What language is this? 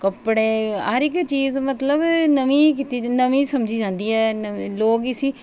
Dogri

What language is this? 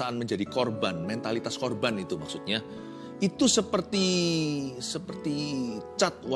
Indonesian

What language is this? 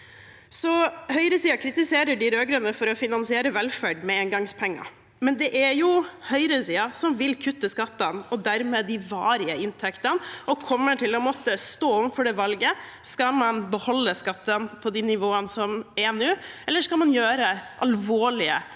Norwegian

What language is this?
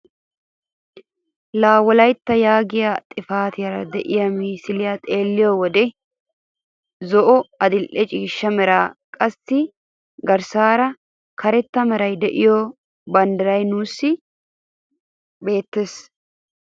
Wolaytta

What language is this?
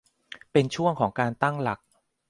Thai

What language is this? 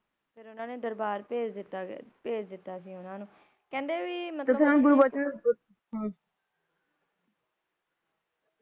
Punjabi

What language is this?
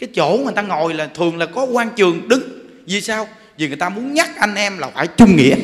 Vietnamese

